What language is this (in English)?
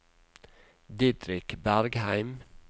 Norwegian